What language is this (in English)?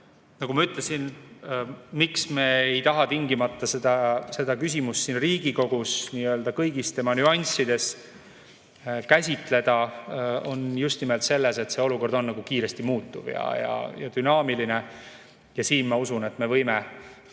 Estonian